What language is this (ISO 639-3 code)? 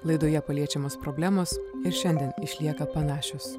lit